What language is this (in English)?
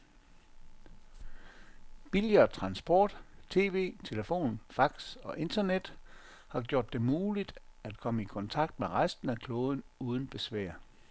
Danish